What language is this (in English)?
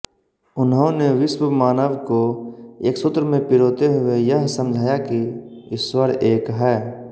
Hindi